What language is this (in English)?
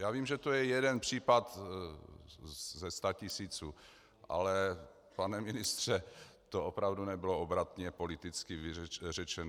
Czech